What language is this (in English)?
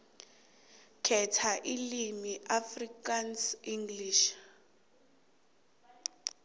South Ndebele